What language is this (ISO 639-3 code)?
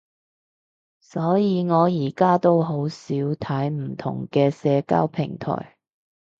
yue